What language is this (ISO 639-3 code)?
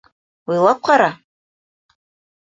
bak